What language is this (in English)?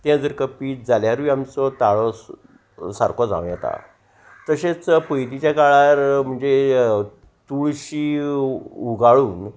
Konkani